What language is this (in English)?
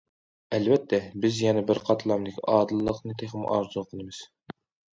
Uyghur